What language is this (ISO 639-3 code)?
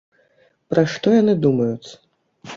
bel